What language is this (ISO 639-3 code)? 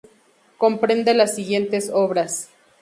spa